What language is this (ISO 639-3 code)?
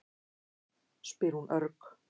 isl